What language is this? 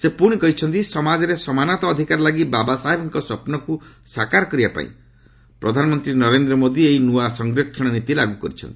Odia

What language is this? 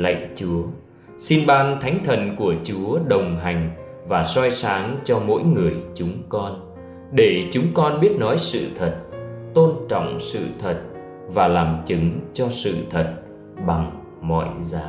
Vietnamese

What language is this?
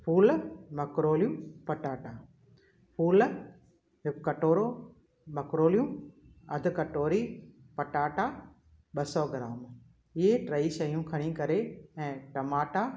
Sindhi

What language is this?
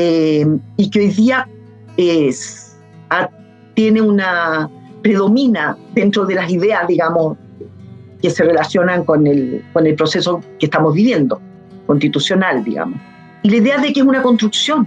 Spanish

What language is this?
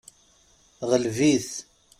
Kabyle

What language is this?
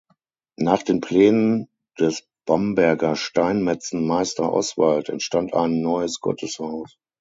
German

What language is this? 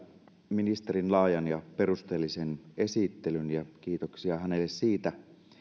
Finnish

